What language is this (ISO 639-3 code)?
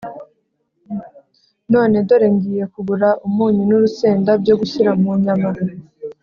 kin